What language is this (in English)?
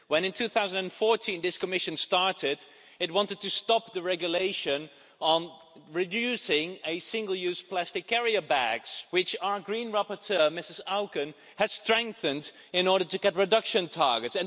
English